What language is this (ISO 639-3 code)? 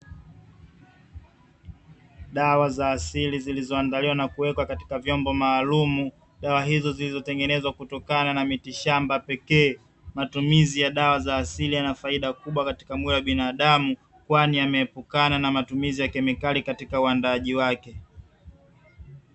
swa